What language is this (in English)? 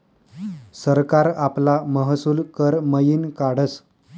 Marathi